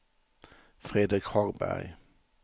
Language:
Swedish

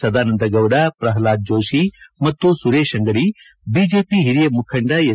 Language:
Kannada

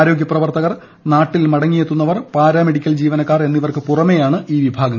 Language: Malayalam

